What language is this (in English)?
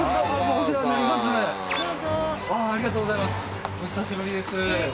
Japanese